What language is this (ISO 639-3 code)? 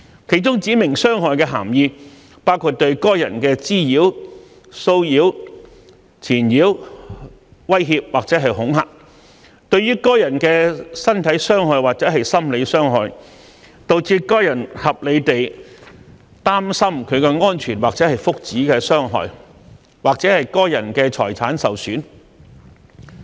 yue